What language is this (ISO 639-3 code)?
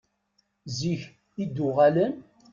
kab